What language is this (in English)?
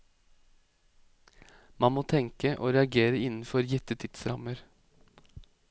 Norwegian